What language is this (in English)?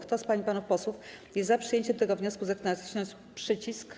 Polish